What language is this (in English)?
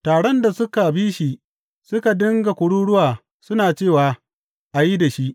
Hausa